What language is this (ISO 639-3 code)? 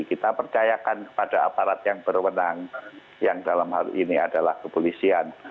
ind